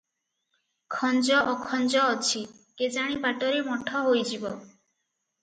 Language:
Odia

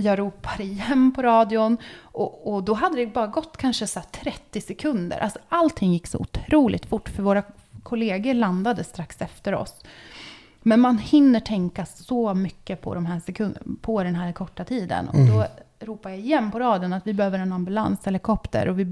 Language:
Swedish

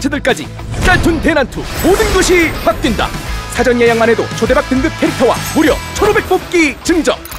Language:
Korean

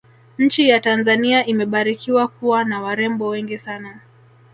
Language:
Swahili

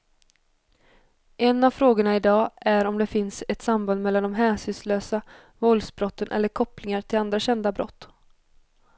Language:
Swedish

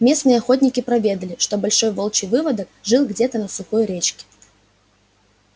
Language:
Russian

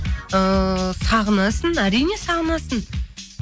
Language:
Kazakh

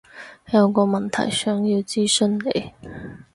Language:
Cantonese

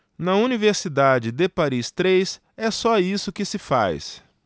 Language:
Portuguese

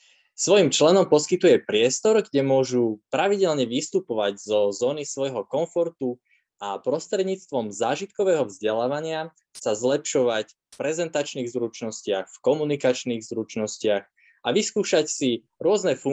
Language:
Slovak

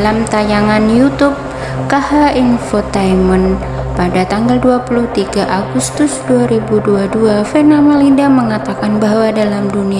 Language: Indonesian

